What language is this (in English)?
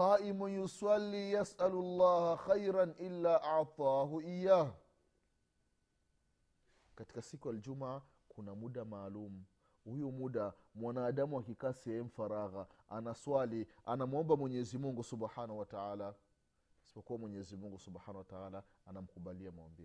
Swahili